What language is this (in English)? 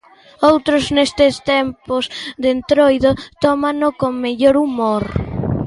Galician